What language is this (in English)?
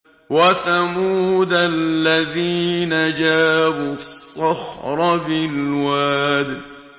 Arabic